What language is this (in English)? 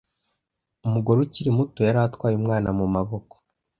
Kinyarwanda